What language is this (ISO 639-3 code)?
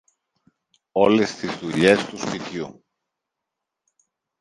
ell